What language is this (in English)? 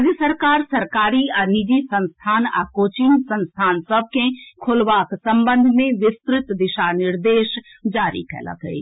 Maithili